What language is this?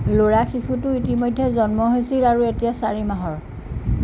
Assamese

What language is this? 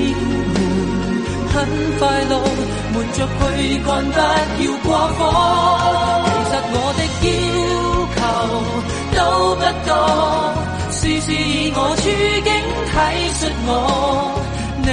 Chinese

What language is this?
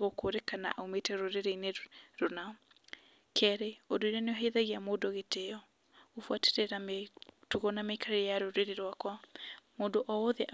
Kikuyu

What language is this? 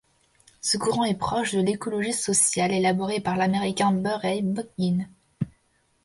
French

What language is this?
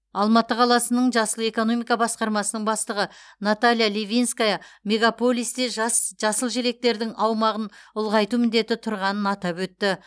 Kazakh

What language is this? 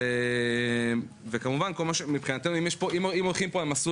Hebrew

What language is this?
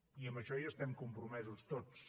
Catalan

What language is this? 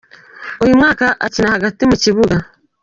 Kinyarwanda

